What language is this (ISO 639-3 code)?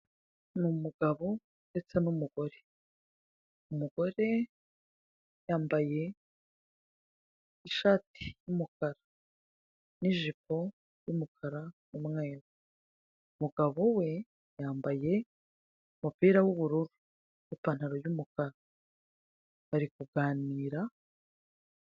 kin